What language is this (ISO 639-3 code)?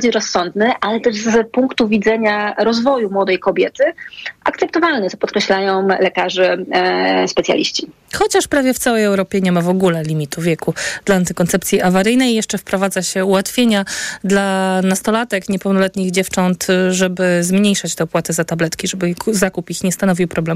pol